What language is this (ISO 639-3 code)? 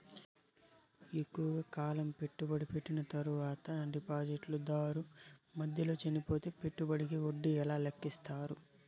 tel